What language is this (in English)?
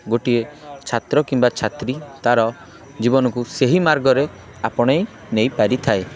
Odia